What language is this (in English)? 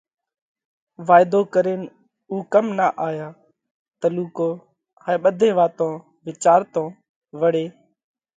Parkari Koli